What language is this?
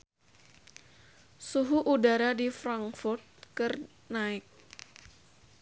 Sundanese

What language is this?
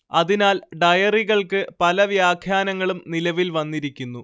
Malayalam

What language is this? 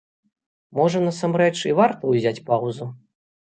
Belarusian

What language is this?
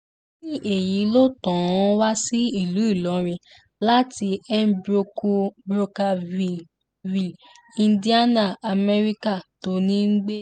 Yoruba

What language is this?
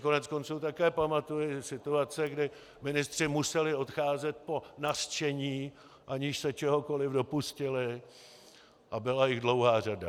Czech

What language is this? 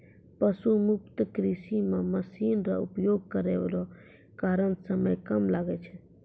Maithili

